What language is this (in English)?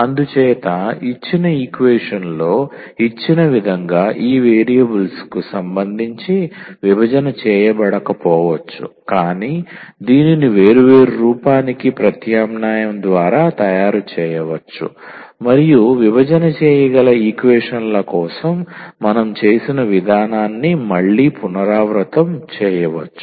Telugu